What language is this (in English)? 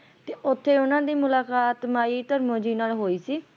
Punjabi